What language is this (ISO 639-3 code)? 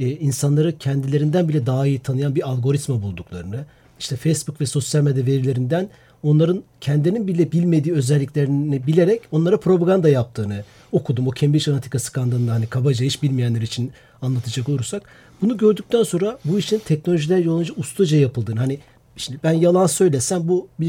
tur